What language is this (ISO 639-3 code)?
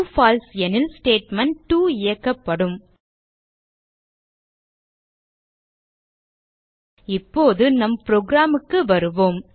tam